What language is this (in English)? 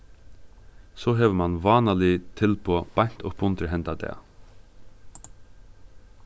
Faroese